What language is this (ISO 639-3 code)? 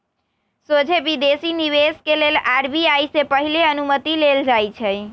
mag